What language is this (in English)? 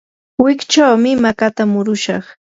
Yanahuanca Pasco Quechua